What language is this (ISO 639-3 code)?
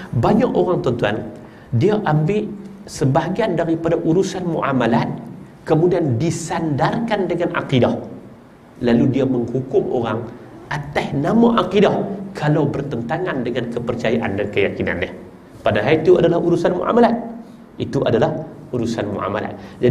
msa